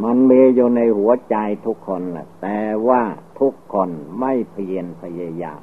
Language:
Thai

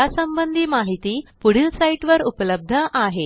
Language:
Marathi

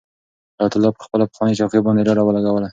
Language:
Pashto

